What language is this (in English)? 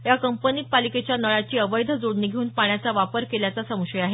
Marathi